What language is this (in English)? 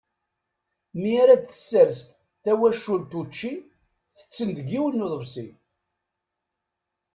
Kabyle